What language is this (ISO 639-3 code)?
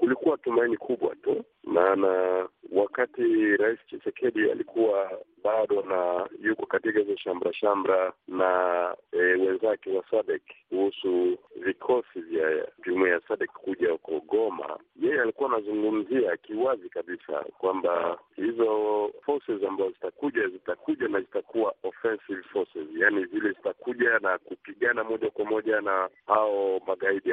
swa